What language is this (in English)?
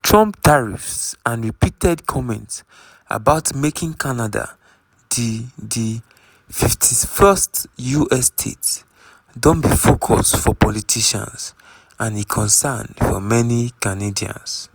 Nigerian Pidgin